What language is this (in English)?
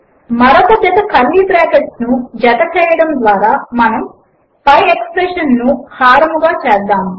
Telugu